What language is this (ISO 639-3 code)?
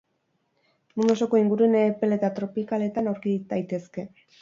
eus